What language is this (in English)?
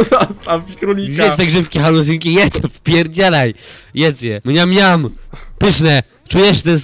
Polish